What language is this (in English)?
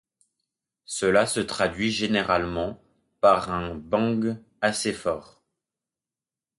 French